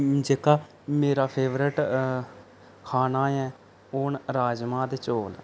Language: Dogri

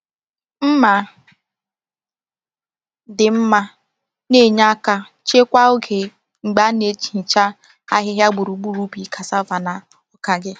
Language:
Igbo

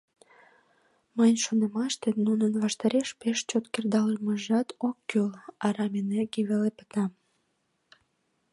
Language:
Mari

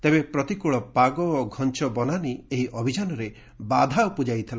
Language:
Odia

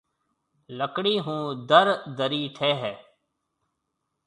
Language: Marwari (Pakistan)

